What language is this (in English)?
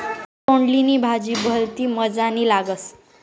Marathi